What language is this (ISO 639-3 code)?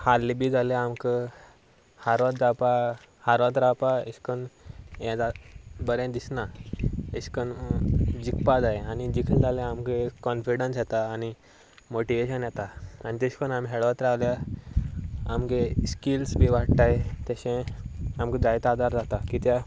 kok